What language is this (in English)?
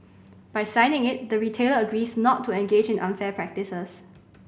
English